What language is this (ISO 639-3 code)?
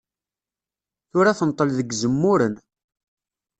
kab